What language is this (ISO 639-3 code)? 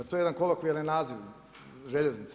hrv